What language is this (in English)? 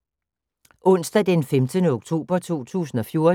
Danish